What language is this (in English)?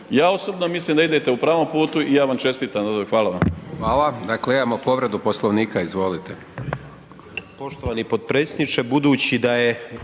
Croatian